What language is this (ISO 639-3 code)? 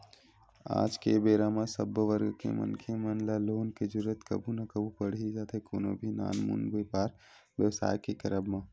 hne